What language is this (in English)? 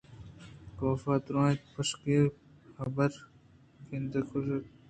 Eastern Balochi